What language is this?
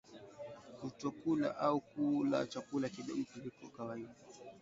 Swahili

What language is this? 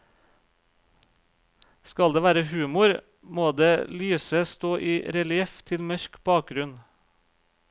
Norwegian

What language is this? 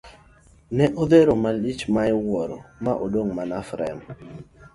Luo (Kenya and Tanzania)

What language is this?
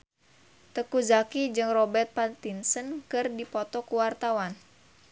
Sundanese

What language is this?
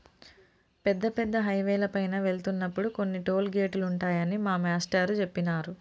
Telugu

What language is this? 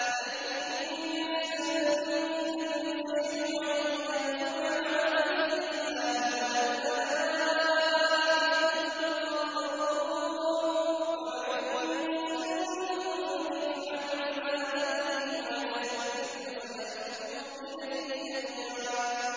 Arabic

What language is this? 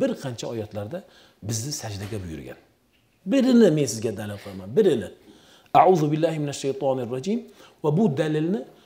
Turkish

